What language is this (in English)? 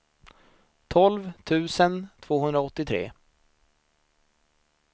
Swedish